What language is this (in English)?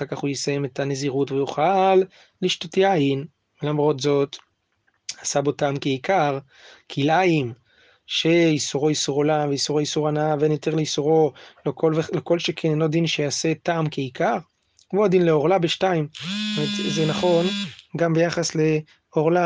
Hebrew